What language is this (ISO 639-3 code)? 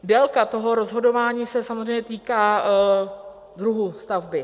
ces